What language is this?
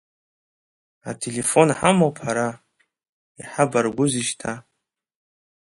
Abkhazian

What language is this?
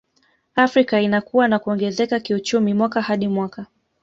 Swahili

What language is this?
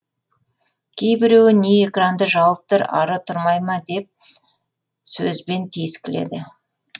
Kazakh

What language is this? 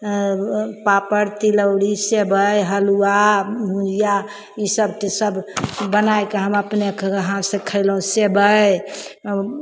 Maithili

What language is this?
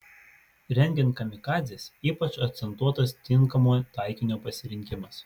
Lithuanian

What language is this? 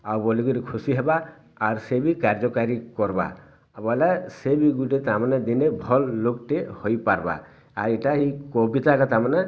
Odia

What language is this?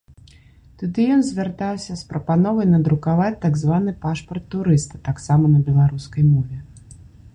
Belarusian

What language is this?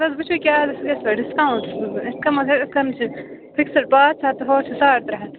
Kashmiri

